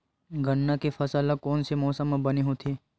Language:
Chhattisgarhi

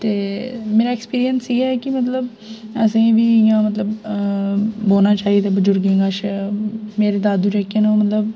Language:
Dogri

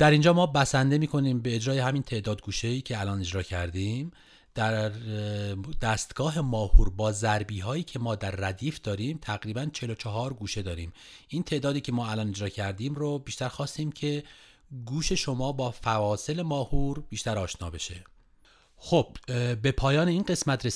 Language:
Persian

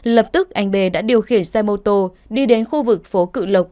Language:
Vietnamese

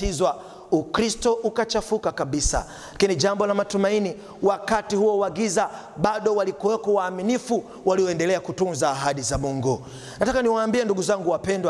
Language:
Swahili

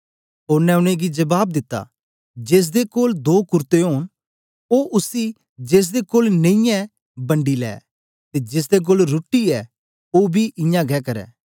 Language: Dogri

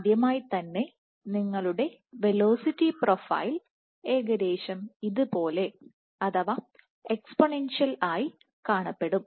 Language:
Malayalam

